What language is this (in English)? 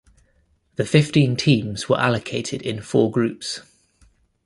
English